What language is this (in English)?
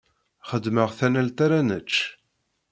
Kabyle